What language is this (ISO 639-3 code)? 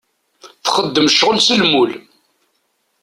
kab